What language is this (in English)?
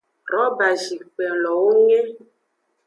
Aja (Benin)